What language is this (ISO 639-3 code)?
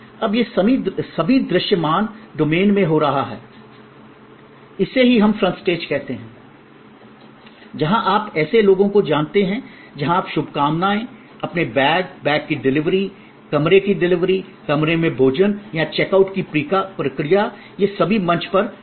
hin